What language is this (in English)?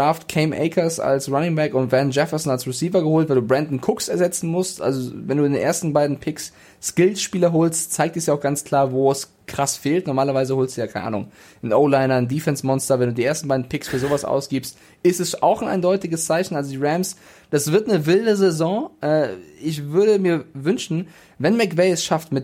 German